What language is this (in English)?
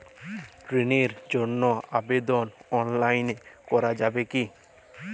Bangla